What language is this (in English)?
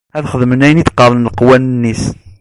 Kabyle